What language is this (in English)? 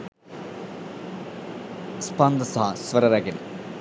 Sinhala